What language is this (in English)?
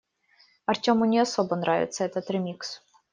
Russian